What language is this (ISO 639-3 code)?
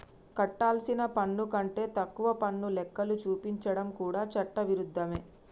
tel